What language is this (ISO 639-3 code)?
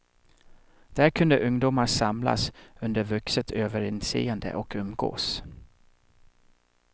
swe